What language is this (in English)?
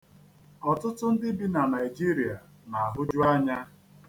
Igbo